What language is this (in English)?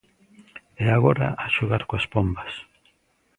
Galician